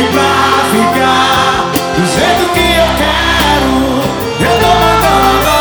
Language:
Portuguese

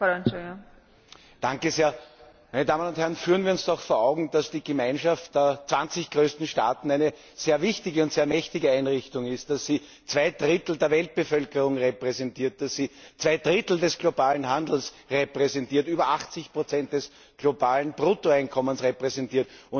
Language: German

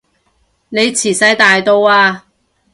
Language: Cantonese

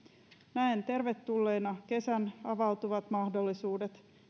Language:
Finnish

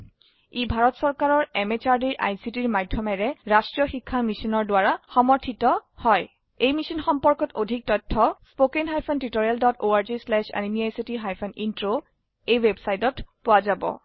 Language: Assamese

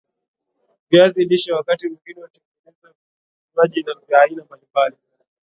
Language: Swahili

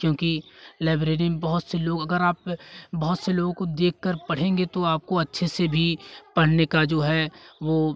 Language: Hindi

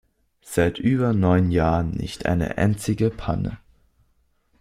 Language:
German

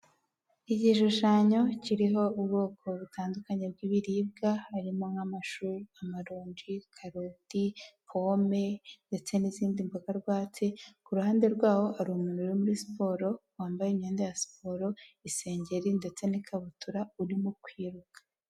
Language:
Kinyarwanda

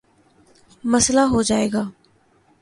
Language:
Urdu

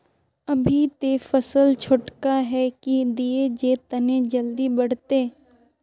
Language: Magahi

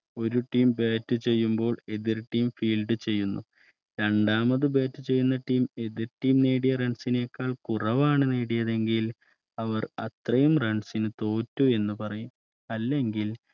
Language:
Malayalam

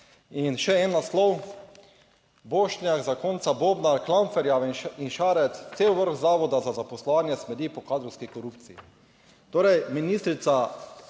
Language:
Slovenian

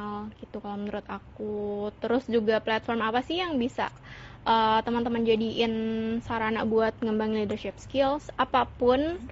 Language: Indonesian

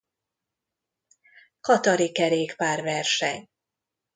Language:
Hungarian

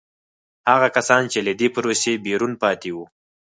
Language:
Pashto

